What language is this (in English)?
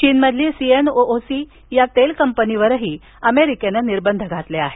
Marathi